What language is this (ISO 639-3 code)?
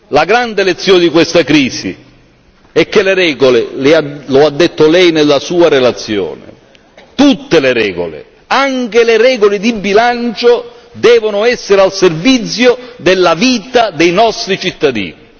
ita